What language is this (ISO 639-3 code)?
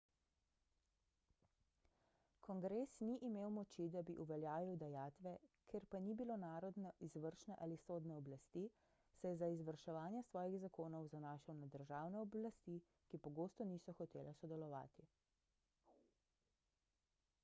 slv